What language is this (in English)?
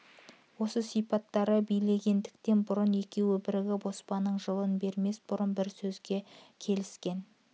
Kazakh